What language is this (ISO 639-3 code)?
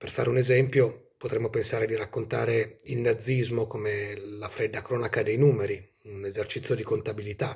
ita